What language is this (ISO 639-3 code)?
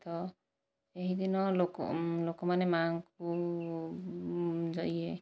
ori